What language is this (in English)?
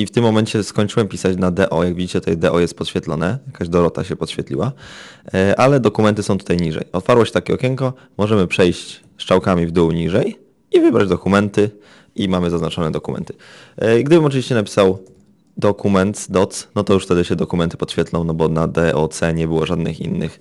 Polish